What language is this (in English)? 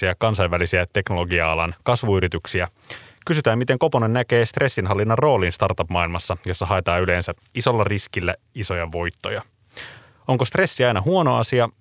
Finnish